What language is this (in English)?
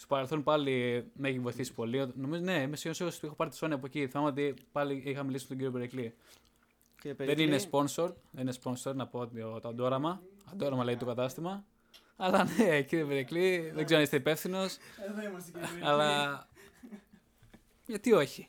Greek